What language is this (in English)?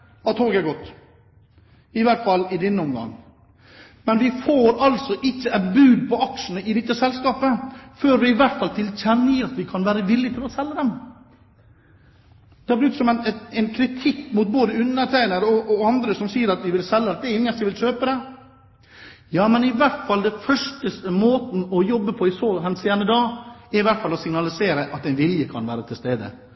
Norwegian Bokmål